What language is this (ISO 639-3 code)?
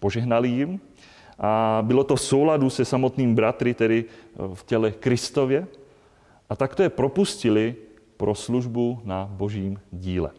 ces